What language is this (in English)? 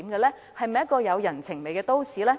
Cantonese